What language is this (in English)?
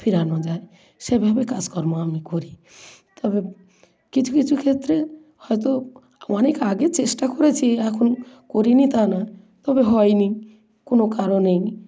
Bangla